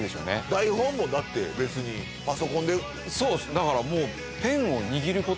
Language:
Japanese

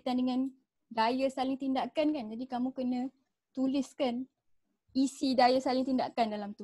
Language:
Malay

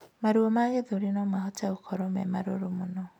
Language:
Kikuyu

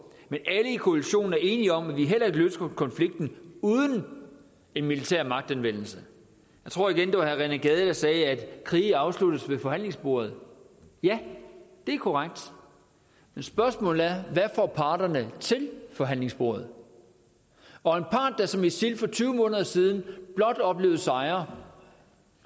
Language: Danish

